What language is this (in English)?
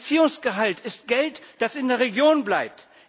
German